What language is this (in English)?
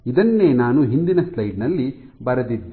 Kannada